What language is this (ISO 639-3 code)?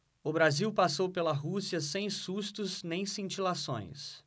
por